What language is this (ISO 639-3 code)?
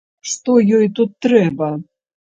bel